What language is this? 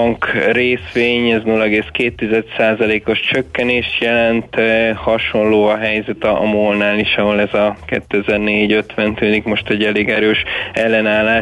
Hungarian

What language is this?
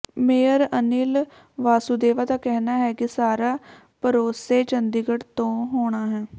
Punjabi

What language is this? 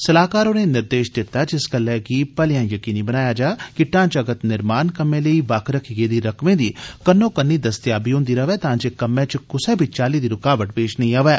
Dogri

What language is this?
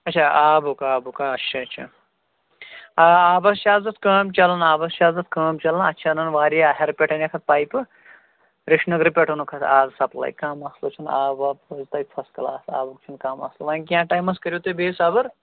Kashmiri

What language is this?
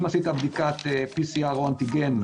Hebrew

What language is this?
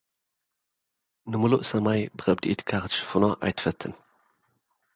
Tigrinya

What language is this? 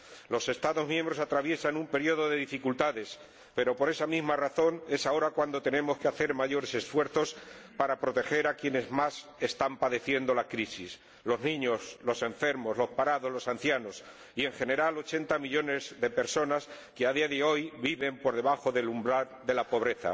Spanish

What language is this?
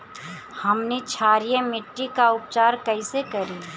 Bhojpuri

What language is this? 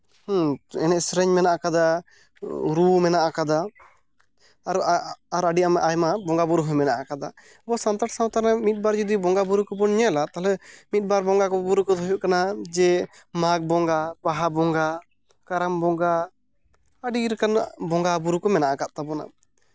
Santali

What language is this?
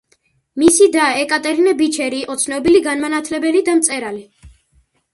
Georgian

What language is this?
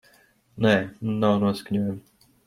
Latvian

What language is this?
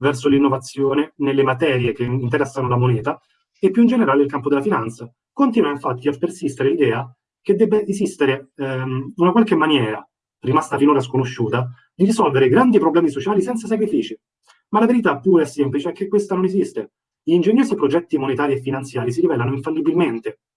Italian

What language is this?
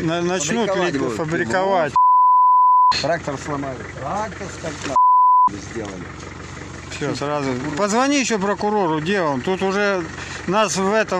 Russian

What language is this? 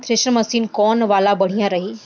Bhojpuri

